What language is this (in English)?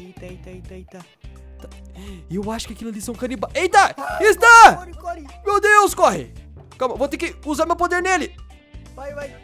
Portuguese